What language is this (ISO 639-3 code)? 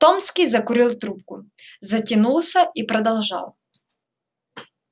rus